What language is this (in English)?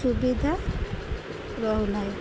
Odia